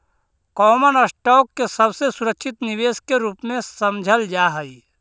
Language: Magahi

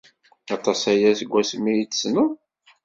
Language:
Kabyle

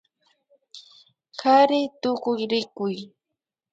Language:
Imbabura Highland Quichua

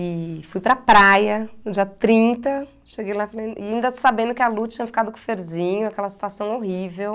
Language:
Portuguese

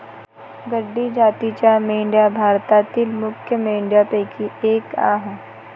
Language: Marathi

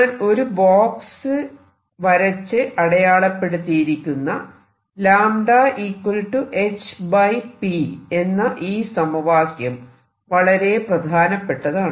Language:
Malayalam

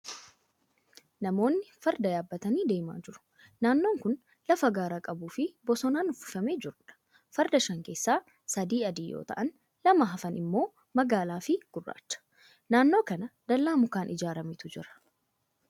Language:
Oromo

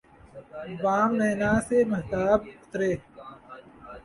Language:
Urdu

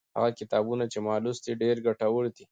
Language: Pashto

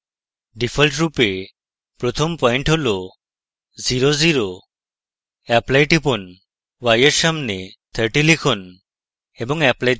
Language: Bangla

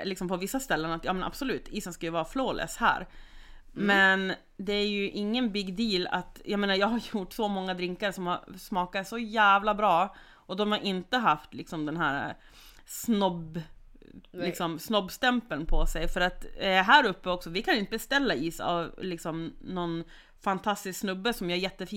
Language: Swedish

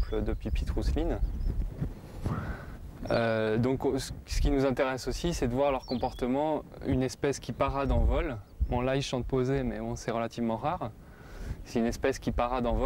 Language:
French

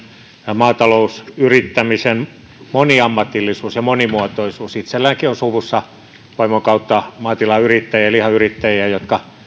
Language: Finnish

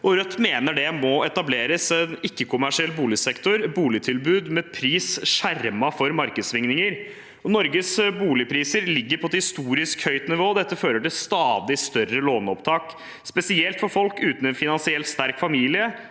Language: Norwegian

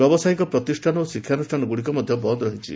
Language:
Odia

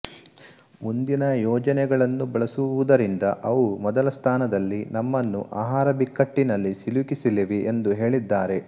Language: Kannada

